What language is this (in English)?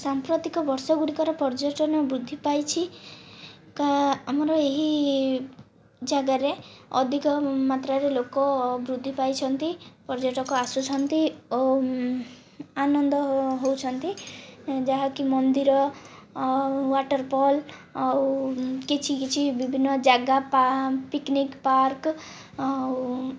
Odia